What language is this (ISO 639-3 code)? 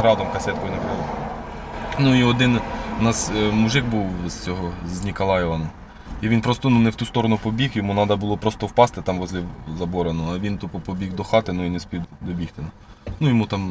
ukr